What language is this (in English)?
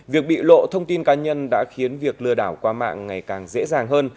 Vietnamese